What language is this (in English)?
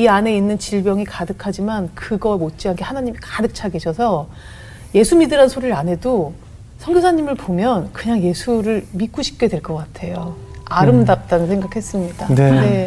Korean